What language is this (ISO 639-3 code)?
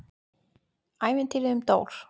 isl